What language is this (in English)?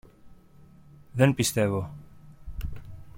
Greek